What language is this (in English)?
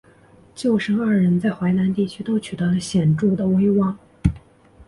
Chinese